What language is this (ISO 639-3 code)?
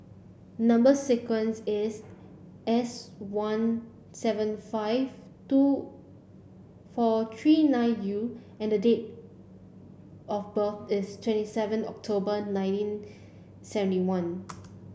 eng